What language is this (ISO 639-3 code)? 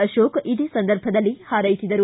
kan